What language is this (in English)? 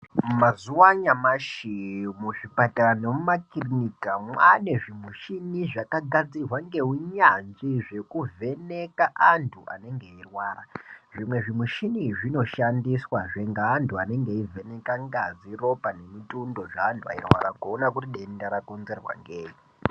Ndau